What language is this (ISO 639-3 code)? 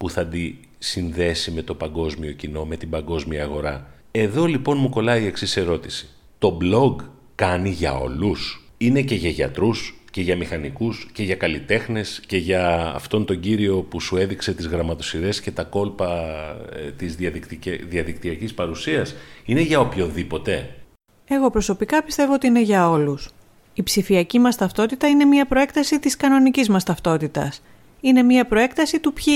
ell